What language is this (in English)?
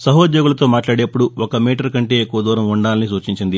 Telugu